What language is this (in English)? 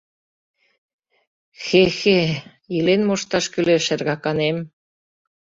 Mari